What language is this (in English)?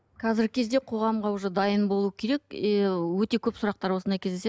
Kazakh